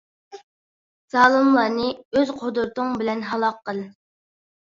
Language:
Uyghur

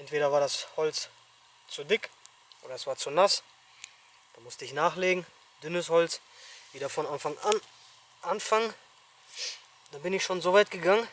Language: German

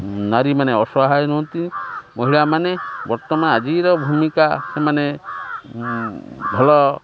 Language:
Odia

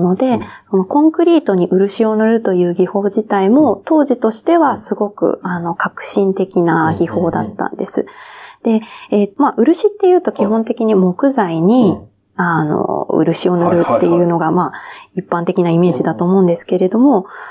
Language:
Japanese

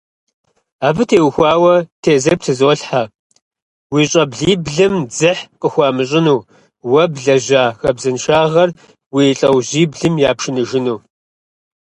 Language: Kabardian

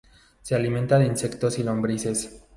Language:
Spanish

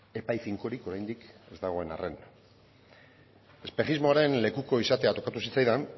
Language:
Basque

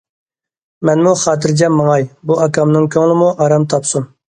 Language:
Uyghur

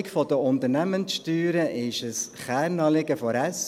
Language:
Swiss German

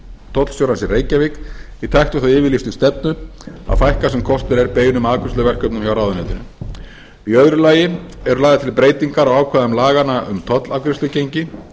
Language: Icelandic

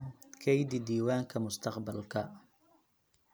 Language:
Somali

